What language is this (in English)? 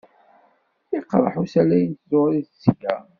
Kabyle